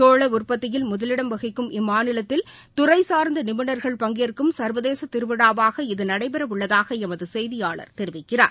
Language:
Tamil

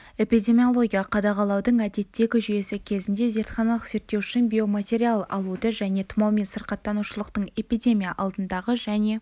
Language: Kazakh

